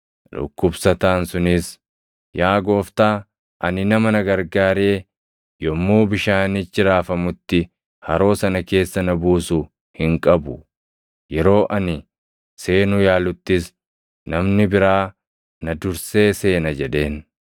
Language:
Oromo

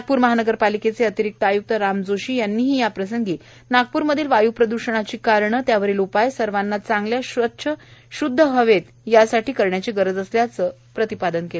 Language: Marathi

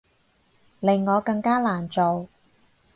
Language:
Cantonese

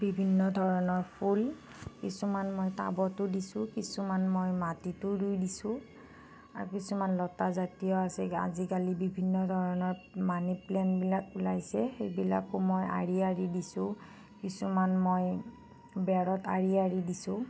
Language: Assamese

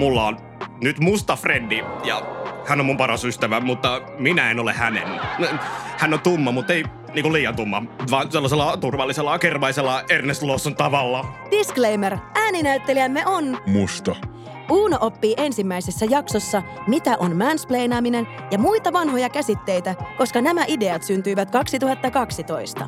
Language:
Finnish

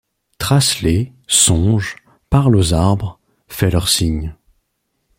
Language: French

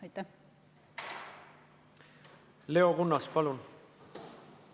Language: Estonian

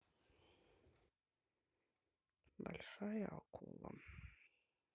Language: Russian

